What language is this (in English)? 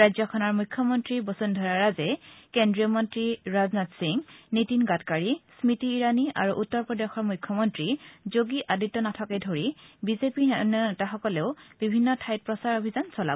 Assamese